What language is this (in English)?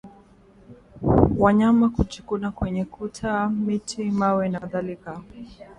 Swahili